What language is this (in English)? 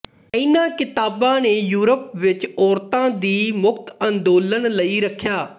Punjabi